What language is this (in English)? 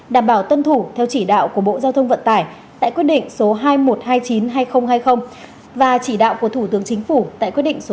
Vietnamese